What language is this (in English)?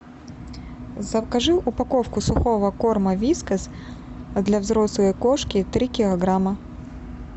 Russian